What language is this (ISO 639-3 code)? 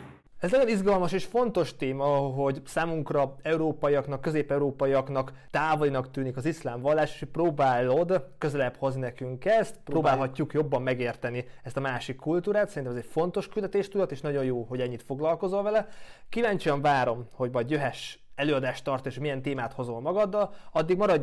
hun